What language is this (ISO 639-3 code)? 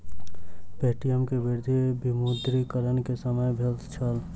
mai